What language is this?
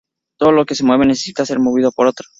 Spanish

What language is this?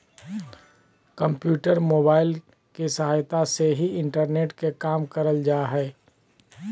Magahi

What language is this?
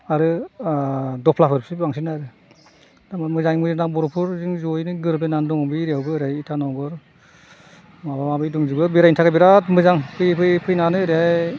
Bodo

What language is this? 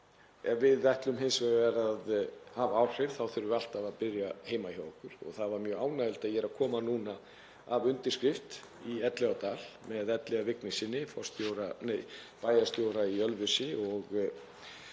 Icelandic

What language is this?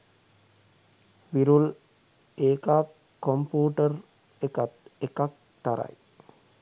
Sinhala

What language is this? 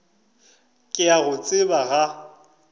Northern Sotho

